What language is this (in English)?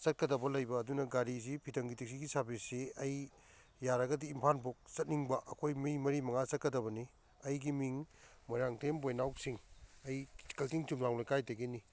Manipuri